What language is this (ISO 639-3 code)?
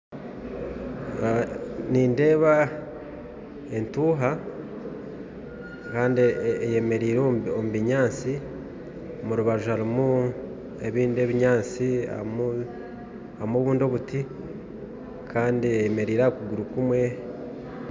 nyn